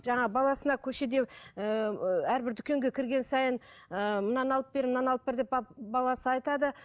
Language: Kazakh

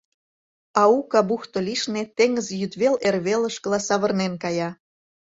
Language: Mari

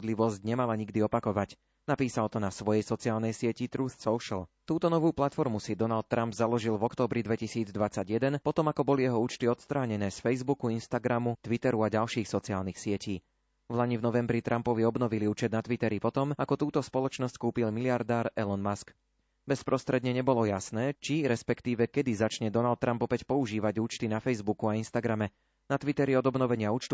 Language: Slovak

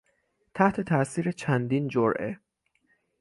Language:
Persian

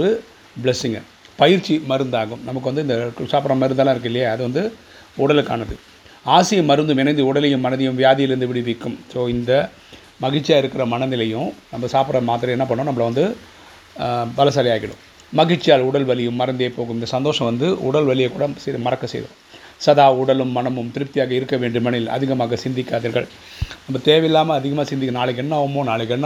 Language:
Tamil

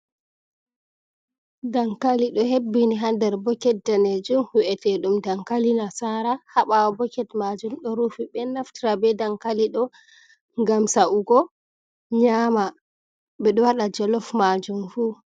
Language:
Fula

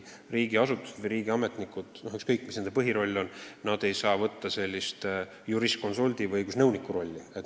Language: Estonian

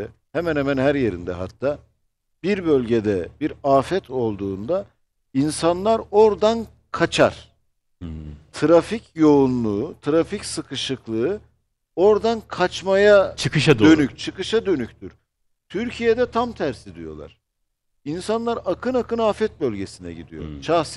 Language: Turkish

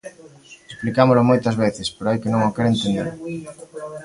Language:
Galician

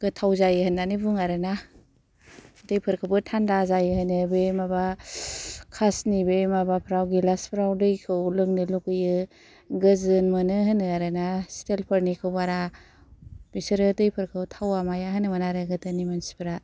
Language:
Bodo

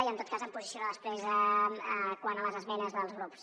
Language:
Catalan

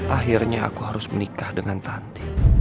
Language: Indonesian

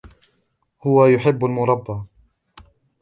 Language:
Arabic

